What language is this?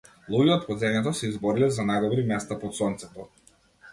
Macedonian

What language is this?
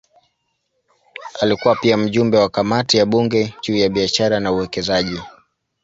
Swahili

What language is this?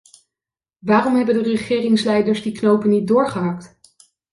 Dutch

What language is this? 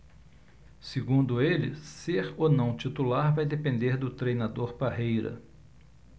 Portuguese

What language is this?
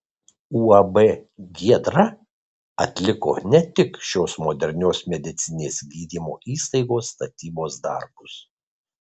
Lithuanian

